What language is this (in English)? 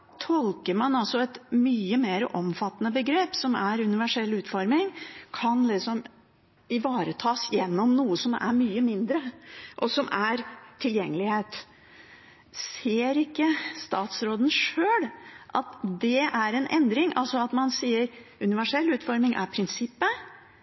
Norwegian Bokmål